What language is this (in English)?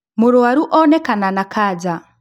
Kikuyu